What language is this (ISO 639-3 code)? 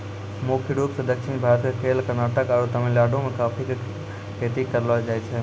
mai